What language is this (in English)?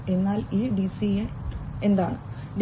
Malayalam